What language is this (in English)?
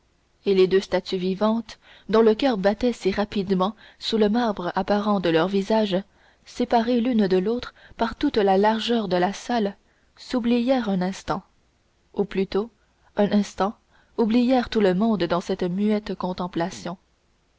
French